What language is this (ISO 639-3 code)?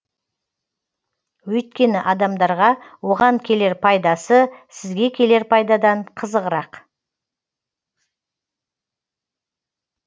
kaz